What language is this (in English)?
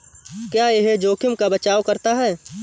Hindi